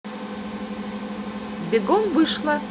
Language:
Russian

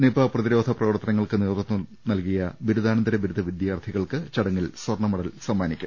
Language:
Malayalam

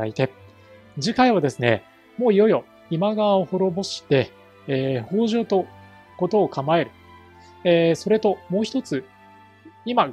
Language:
Japanese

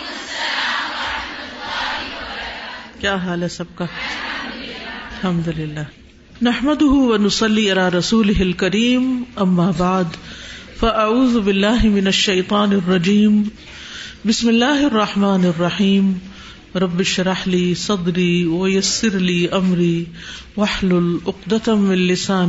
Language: Urdu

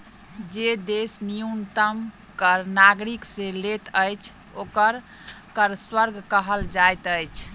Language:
Maithili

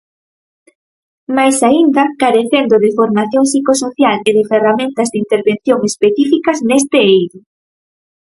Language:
Galician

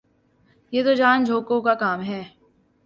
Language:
Urdu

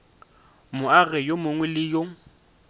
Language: Northern Sotho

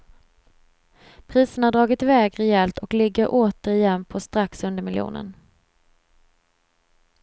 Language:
Swedish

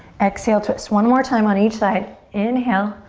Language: English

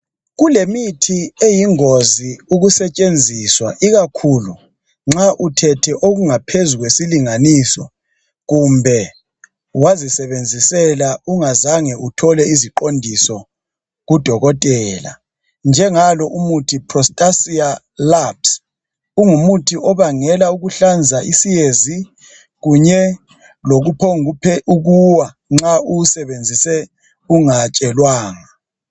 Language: North Ndebele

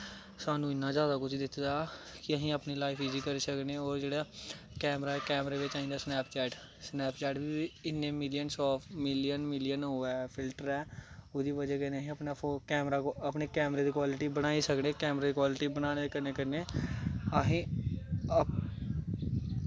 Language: Dogri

